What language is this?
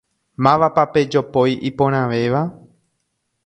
Guarani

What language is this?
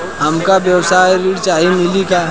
Bhojpuri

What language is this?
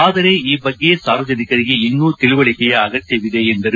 Kannada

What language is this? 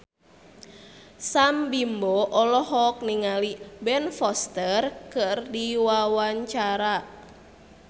Sundanese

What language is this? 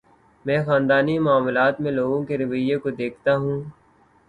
Urdu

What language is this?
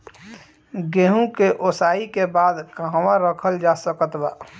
Bhojpuri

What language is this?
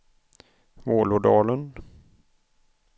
Swedish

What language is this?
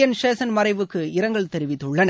Tamil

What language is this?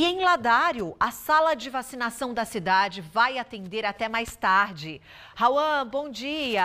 Portuguese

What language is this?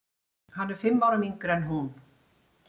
Icelandic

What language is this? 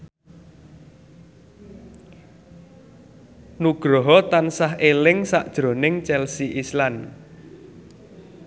Javanese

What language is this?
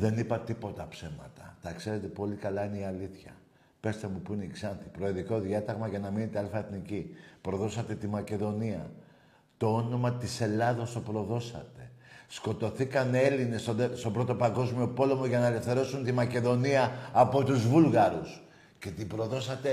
Greek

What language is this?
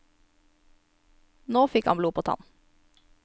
Norwegian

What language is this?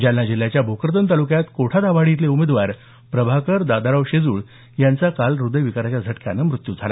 Marathi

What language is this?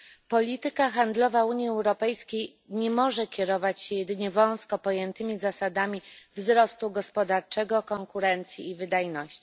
Polish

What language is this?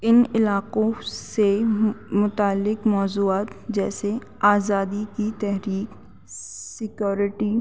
Urdu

